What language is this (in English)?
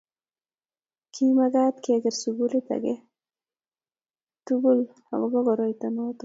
Kalenjin